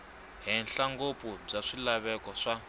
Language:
Tsonga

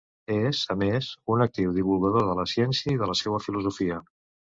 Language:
Catalan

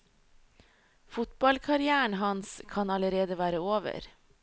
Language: Norwegian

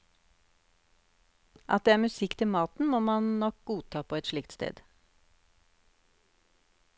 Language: Norwegian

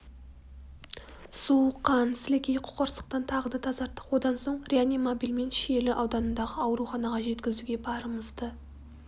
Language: Kazakh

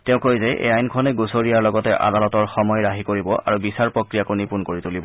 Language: Assamese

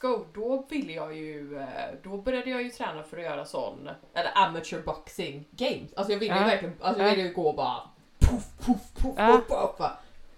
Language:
Swedish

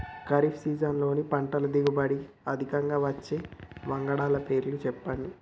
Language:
Telugu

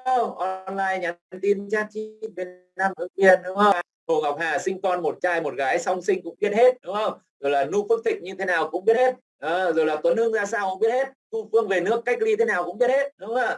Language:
Vietnamese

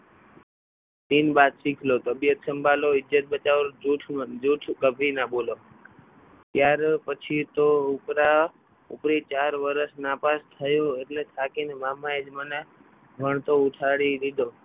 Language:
Gujarati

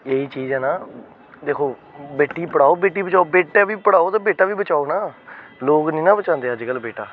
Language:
Dogri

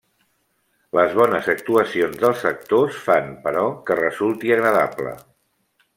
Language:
Catalan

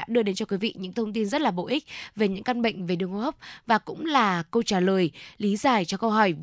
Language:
Vietnamese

